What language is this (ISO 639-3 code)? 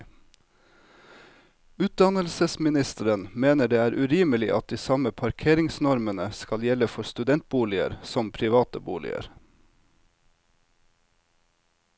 nor